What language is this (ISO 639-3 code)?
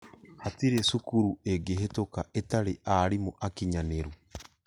kik